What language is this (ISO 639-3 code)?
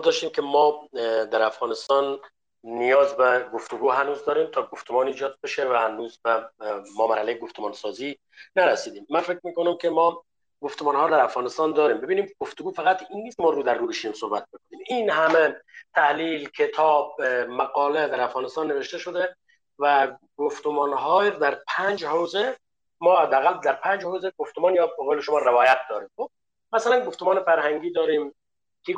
fas